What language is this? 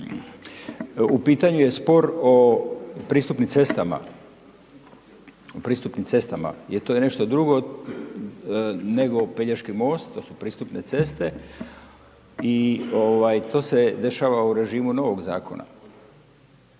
Croatian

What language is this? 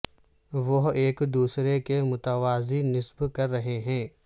Urdu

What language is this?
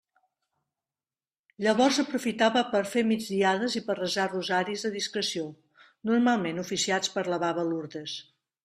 Catalan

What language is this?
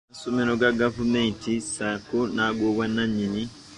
Ganda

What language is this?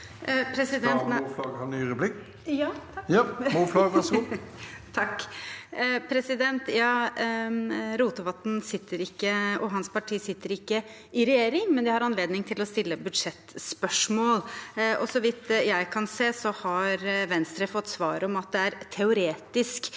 Norwegian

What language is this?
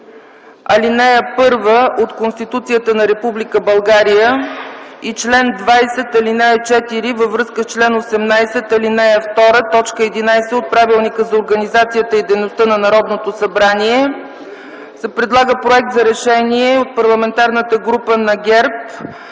Bulgarian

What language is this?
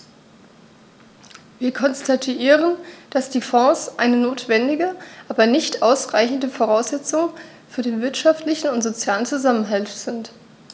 German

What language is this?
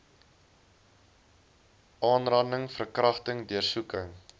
Afrikaans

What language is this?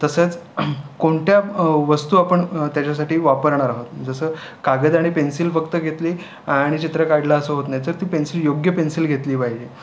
Marathi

